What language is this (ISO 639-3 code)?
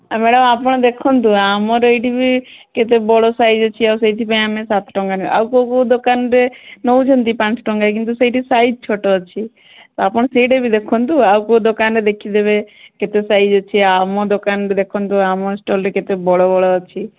ori